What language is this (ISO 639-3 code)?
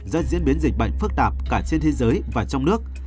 vie